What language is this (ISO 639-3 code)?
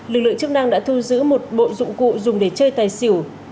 vie